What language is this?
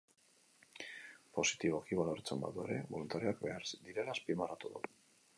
Basque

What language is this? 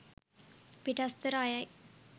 Sinhala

